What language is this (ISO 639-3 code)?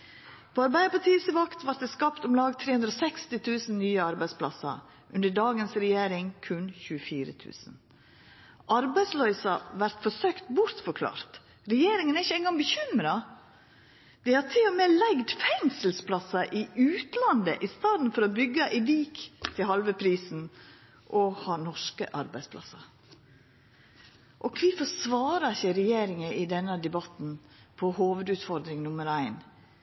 nno